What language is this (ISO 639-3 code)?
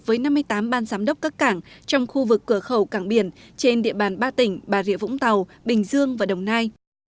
vie